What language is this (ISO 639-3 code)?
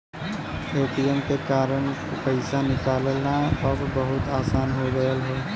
bho